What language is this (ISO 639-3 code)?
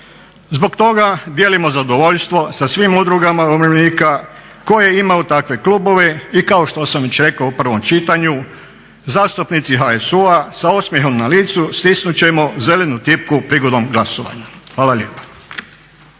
hrv